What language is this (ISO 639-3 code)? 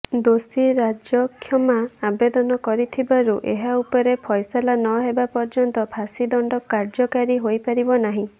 ori